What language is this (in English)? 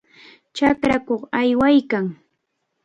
Cajatambo North Lima Quechua